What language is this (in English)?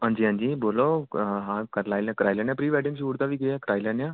Dogri